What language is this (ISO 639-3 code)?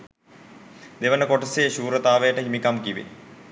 sin